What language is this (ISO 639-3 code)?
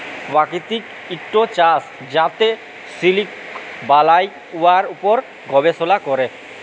ben